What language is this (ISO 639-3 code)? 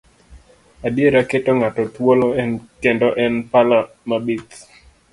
luo